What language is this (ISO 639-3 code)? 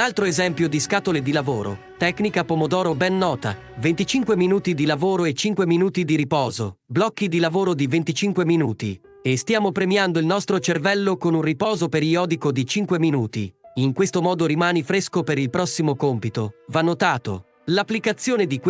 ita